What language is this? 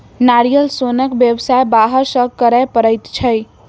Maithili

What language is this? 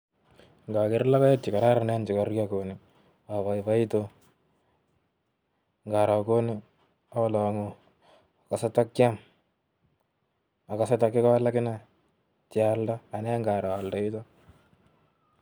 Kalenjin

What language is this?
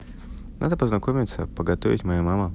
Russian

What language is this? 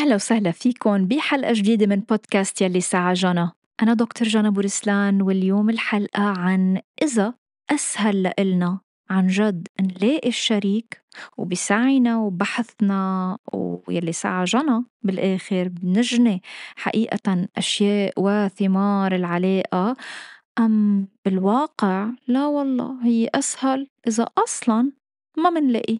Arabic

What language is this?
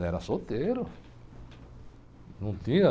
Portuguese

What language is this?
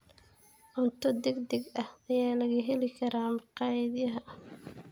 Somali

